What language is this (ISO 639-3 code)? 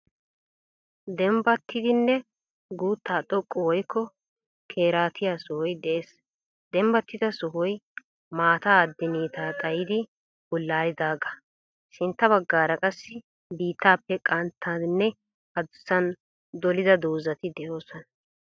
wal